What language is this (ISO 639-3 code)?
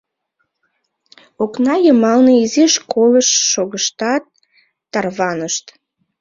chm